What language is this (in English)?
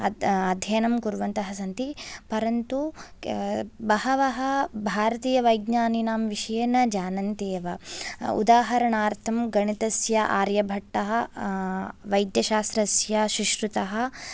Sanskrit